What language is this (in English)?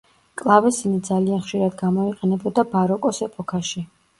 Georgian